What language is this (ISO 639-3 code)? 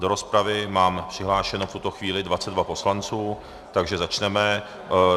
ces